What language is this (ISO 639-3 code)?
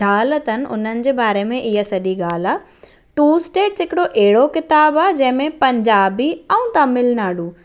snd